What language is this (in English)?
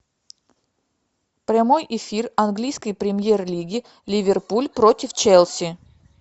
Russian